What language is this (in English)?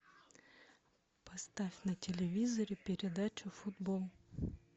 Russian